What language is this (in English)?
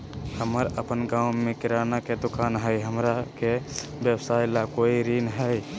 Magahi